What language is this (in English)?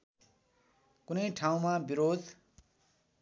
Nepali